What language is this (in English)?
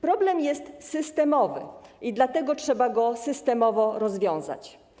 Polish